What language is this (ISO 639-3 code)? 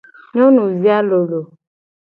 gej